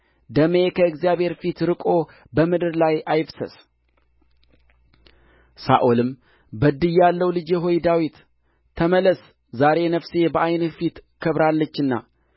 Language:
Amharic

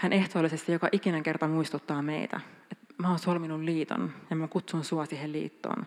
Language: Finnish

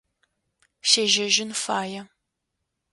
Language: Adyghe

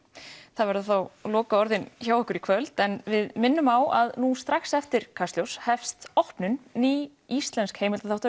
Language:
Icelandic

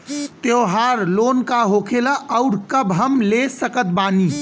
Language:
Bhojpuri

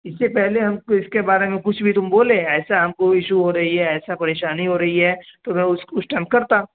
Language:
Urdu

